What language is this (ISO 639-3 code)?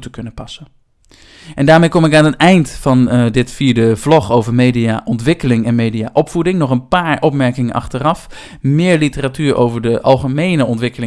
nld